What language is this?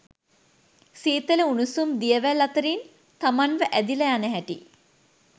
Sinhala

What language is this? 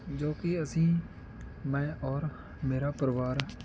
Punjabi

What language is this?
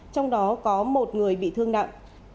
Vietnamese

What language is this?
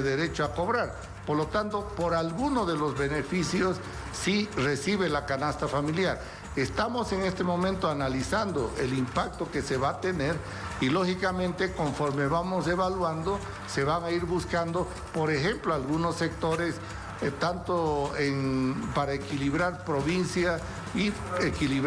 Spanish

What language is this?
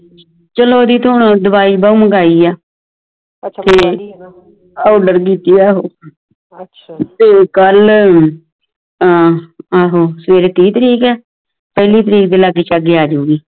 Punjabi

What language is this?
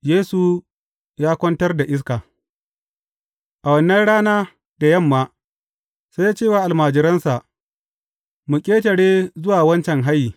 Hausa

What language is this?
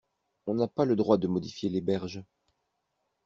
French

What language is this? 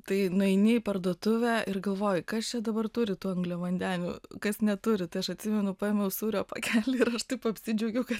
Lithuanian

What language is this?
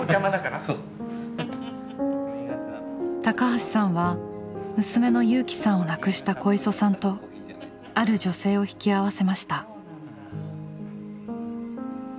Japanese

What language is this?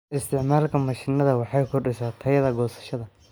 Somali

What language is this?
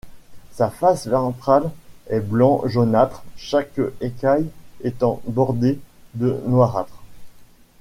French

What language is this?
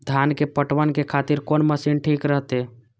Maithili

